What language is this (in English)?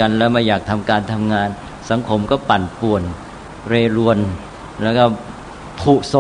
Thai